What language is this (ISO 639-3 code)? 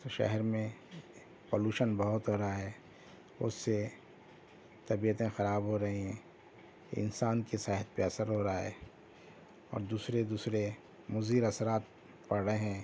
urd